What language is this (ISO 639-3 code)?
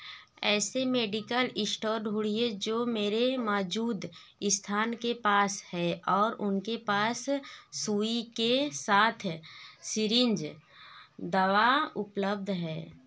hin